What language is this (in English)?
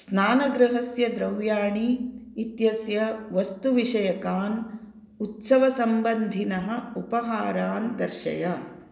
Sanskrit